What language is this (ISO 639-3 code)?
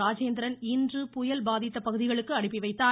tam